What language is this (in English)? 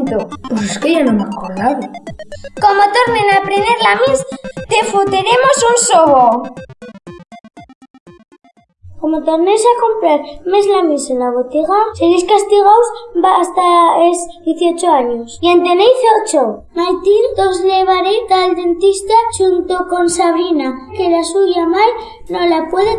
Spanish